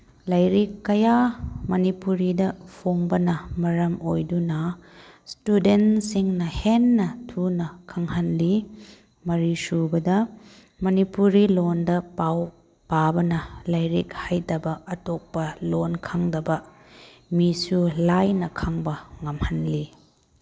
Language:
Manipuri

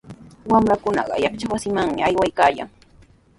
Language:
Sihuas Ancash Quechua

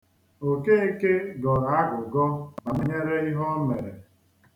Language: Igbo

